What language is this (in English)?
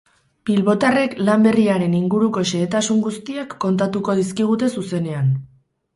Basque